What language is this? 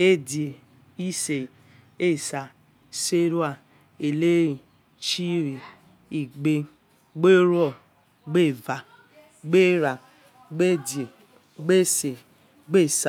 Yekhee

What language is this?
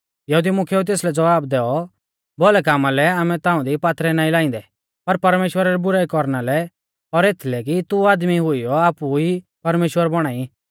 Mahasu Pahari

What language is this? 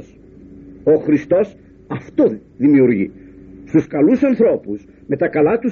Greek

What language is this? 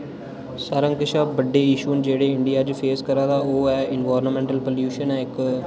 Dogri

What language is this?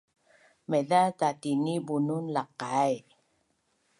Bunun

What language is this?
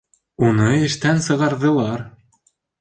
Bashkir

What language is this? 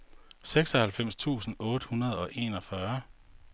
Danish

